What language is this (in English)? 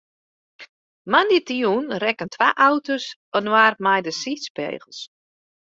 Western Frisian